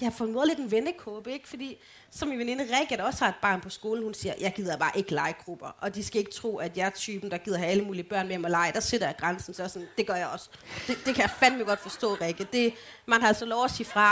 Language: Danish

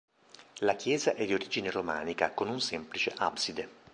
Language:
Italian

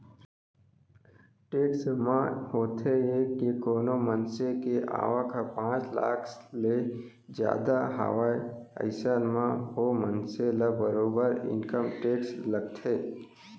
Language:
Chhattisgarhi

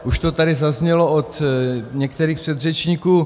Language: Czech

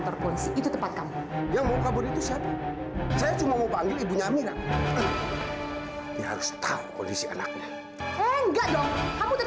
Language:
Indonesian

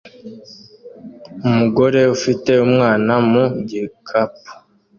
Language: Kinyarwanda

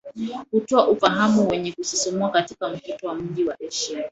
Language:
Swahili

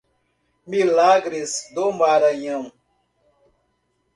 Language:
Portuguese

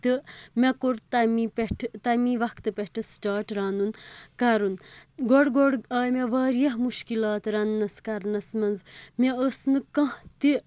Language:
Kashmiri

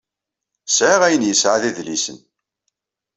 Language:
Kabyle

